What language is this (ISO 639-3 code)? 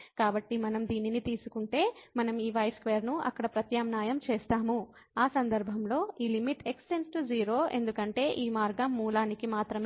tel